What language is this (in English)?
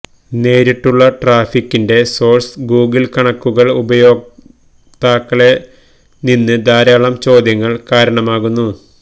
Malayalam